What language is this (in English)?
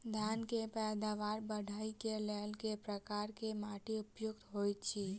Maithili